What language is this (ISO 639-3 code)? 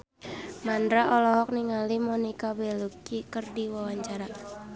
sun